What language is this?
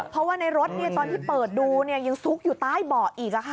Thai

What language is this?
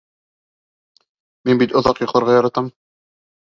Bashkir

